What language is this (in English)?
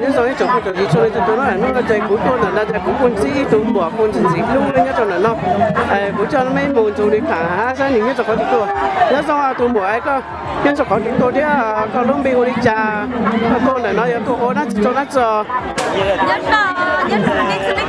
Vietnamese